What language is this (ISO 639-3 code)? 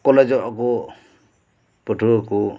sat